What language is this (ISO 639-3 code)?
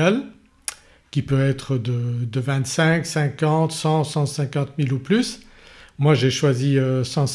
fra